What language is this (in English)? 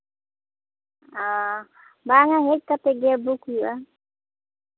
Santali